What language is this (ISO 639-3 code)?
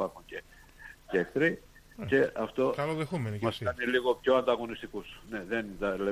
ell